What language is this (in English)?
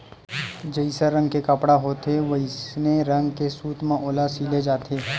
Chhattisgarhi